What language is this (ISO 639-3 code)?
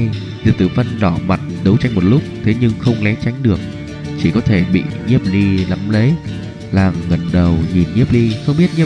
vie